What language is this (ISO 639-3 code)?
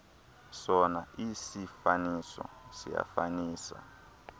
xho